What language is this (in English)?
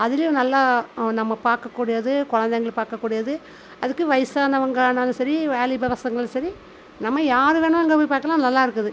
Tamil